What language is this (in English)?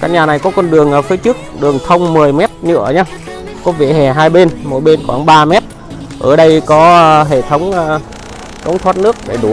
Vietnamese